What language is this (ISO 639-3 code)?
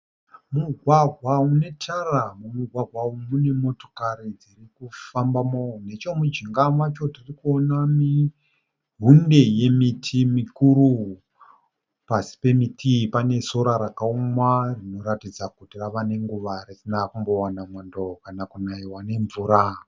sna